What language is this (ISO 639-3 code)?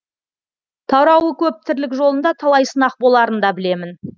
kaz